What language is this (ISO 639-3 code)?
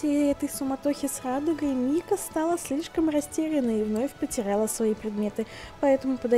rus